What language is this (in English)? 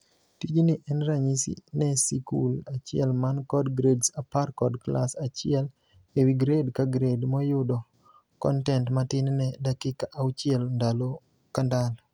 Luo (Kenya and Tanzania)